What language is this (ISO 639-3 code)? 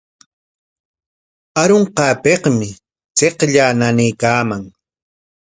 qwa